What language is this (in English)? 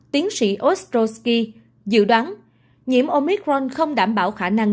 Vietnamese